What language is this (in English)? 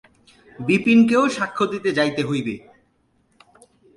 Bangla